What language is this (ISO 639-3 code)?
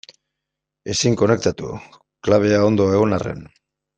eus